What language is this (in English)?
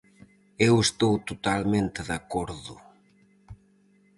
Galician